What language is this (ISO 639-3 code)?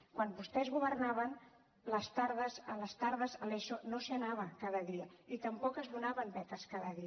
cat